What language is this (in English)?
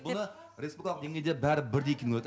Kazakh